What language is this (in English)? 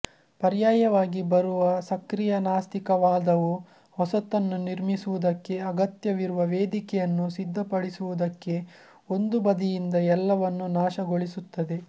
Kannada